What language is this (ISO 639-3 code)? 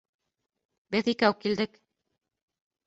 bak